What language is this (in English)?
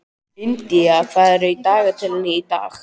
Icelandic